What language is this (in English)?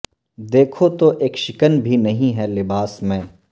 Urdu